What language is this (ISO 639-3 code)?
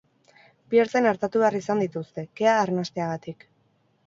eus